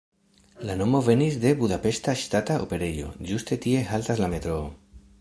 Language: Esperanto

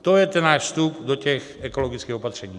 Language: Czech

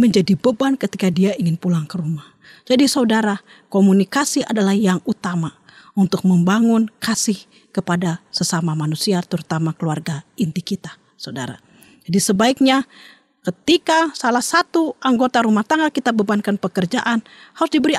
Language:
Indonesian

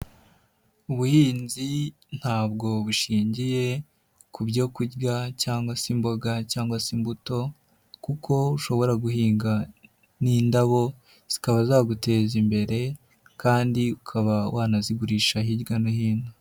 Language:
Kinyarwanda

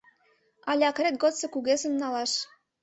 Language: Mari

